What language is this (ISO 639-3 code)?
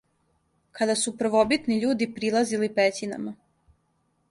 srp